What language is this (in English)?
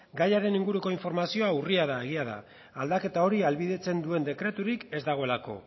Basque